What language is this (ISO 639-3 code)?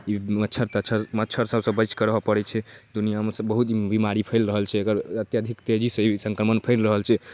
mai